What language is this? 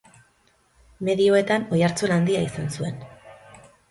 Basque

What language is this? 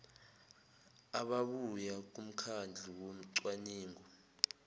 Zulu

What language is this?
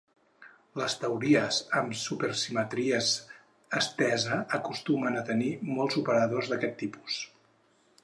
Catalan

